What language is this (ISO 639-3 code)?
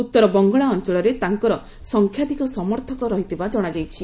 ori